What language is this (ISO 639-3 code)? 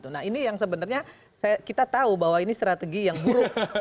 ind